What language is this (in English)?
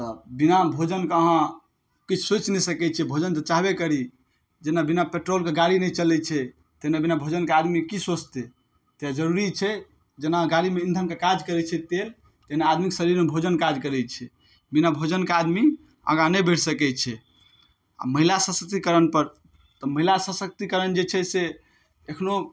Maithili